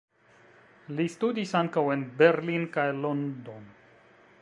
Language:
Esperanto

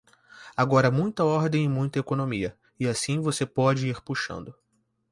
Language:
Portuguese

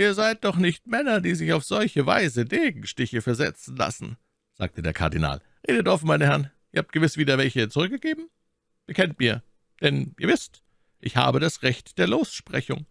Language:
German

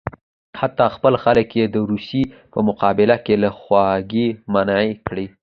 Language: Pashto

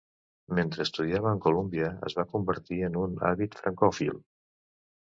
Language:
Catalan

